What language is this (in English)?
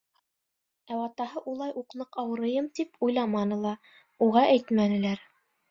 Bashkir